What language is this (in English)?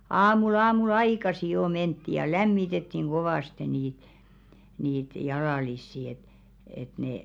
Finnish